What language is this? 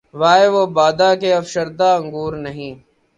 Urdu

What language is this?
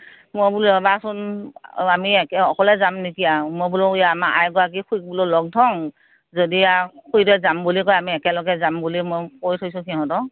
Assamese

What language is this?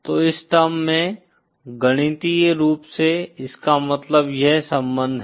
Hindi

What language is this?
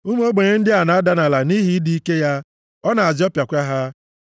Igbo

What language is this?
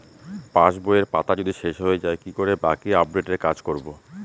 Bangla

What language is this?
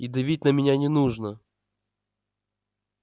Russian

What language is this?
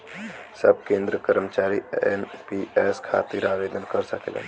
Bhojpuri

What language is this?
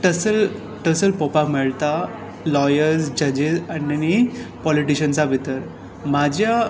Konkani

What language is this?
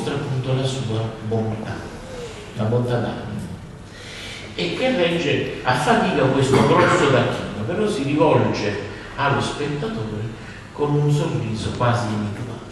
Italian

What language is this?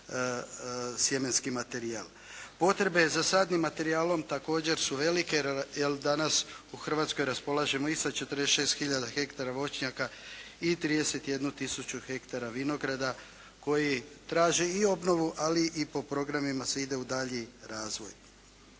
Croatian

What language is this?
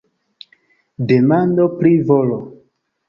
Esperanto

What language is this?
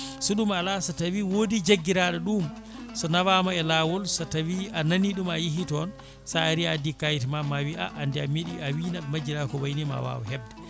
Fula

